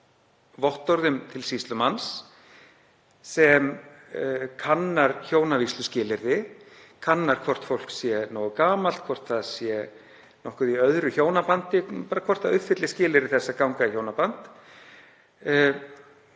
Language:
Icelandic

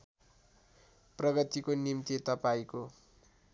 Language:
Nepali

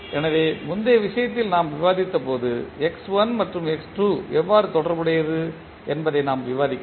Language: Tamil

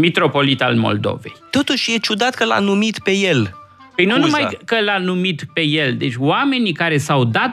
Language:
Romanian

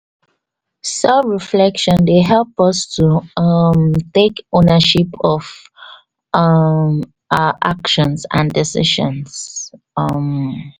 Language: Nigerian Pidgin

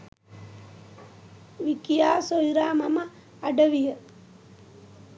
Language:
Sinhala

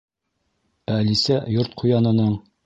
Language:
Bashkir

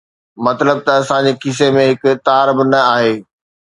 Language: Sindhi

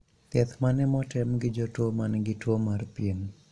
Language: Luo (Kenya and Tanzania)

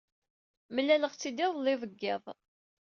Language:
Kabyle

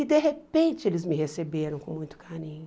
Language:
Portuguese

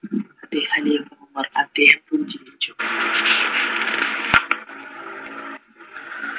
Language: Malayalam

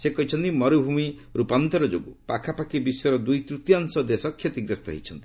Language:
Odia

